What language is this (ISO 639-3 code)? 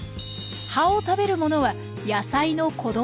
jpn